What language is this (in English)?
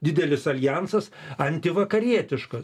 Lithuanian